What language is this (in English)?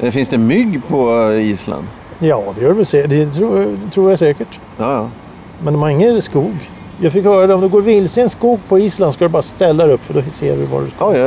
Swedish